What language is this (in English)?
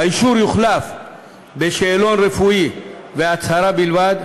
Hebrew